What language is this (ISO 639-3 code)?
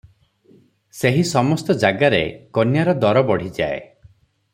ori